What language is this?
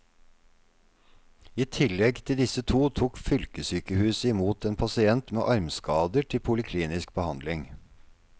Norwegian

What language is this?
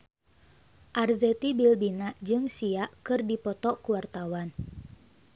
Sundanese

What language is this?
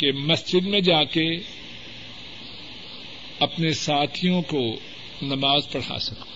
Urdu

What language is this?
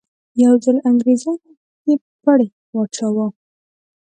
Pashto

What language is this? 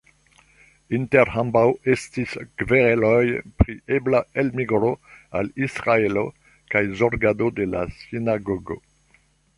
Esperanto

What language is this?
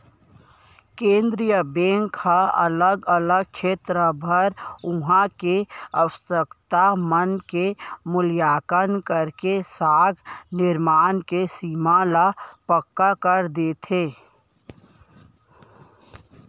Chhattisgarhi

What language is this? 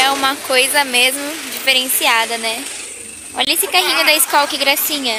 Portuguese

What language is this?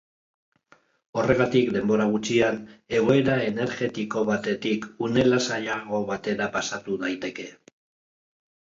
Basque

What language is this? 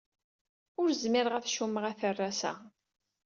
Kabyle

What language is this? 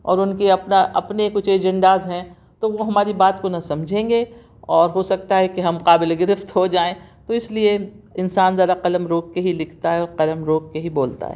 Urdu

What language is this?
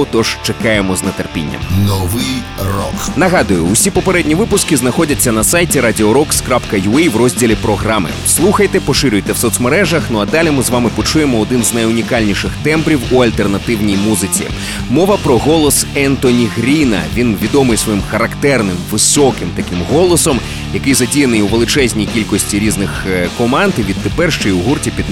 Ukrainian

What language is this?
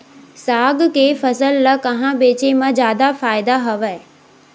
Chhattisgarhi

